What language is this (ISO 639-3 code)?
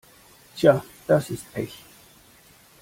deu